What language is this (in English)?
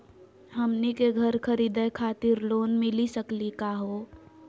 Magahi